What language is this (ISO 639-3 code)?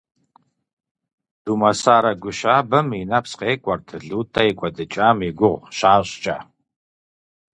kbd